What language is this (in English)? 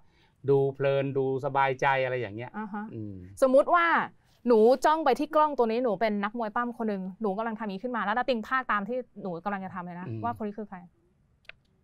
Thai